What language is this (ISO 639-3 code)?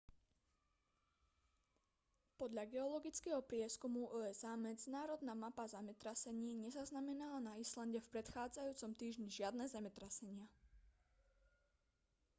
slk